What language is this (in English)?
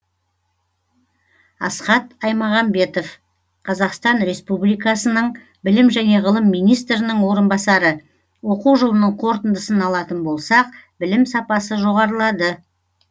Kazakh